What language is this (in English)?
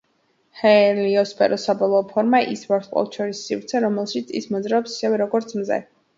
Georgian